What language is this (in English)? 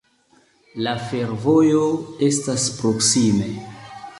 Esperanto